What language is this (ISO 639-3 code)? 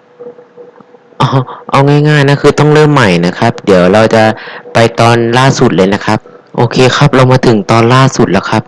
tha